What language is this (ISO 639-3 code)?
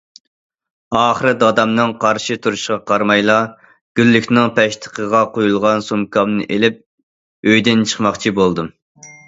uig